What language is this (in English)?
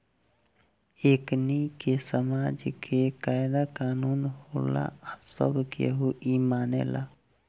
Bhojpuri